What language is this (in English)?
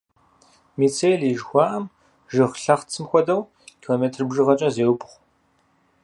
Kabardian